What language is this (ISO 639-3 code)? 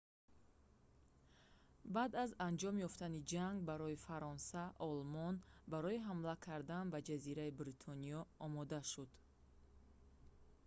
tgk